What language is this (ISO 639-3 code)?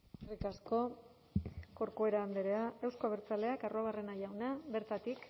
eus